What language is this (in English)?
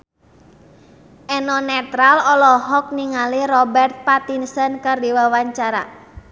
Sundanese